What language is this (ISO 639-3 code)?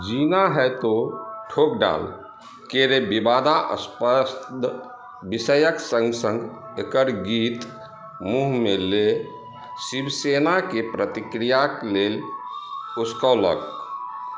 mai